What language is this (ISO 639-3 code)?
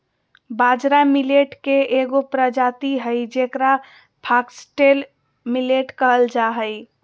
mag